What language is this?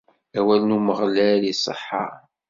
Kabyle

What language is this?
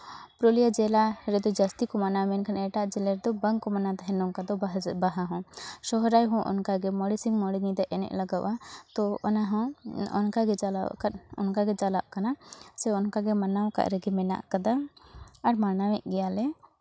Santali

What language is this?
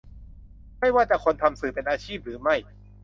Thai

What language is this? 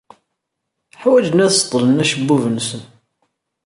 Kabyle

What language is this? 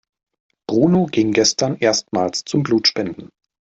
German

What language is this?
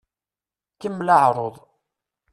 Kabyle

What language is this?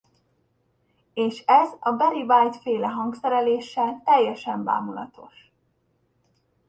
Hungarian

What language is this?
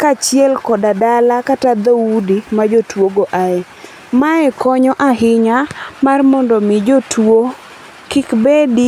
Luo (Kenya and Tanzania)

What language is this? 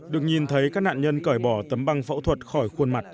Vietnamese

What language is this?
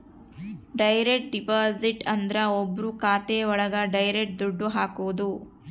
Kannada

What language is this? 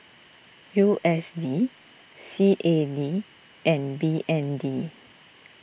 English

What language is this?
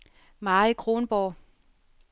Danish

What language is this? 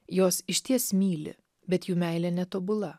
Lithuanian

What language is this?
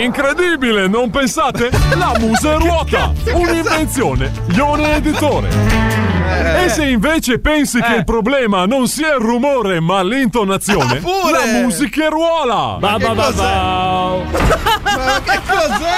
Italian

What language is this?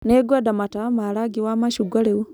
Kikuyu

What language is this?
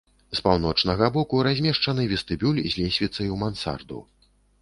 Belarusian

